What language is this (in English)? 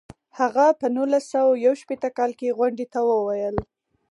Pashto